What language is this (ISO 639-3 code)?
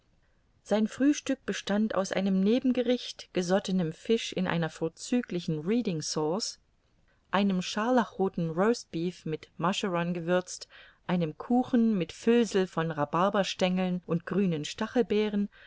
deu